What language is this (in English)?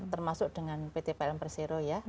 Indonesian